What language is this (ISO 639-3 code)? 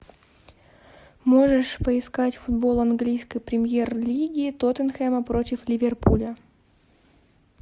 rus